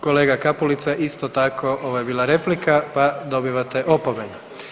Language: Croatian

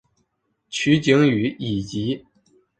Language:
Chinese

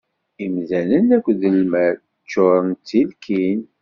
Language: Kabyle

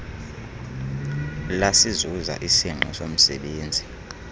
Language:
Xhosa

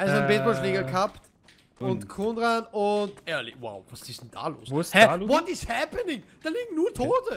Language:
German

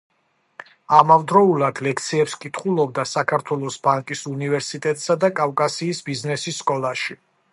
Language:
Georgian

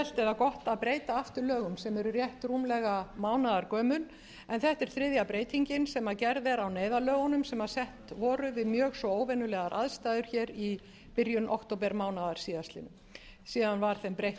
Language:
Icelandic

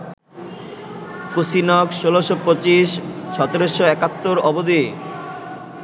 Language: Bangla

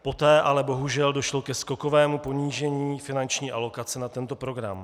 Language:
Czech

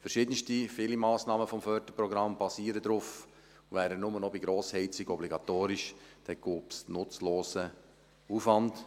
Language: Swiss German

